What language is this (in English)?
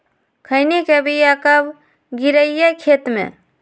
Magahi